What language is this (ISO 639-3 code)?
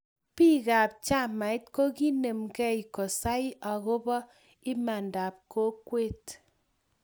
kln